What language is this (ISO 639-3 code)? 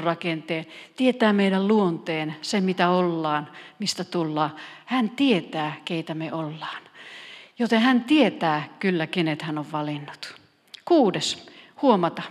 fin